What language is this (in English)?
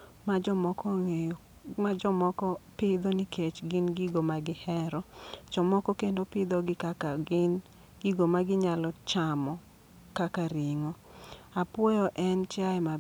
Luo (Kenya and Tanzania)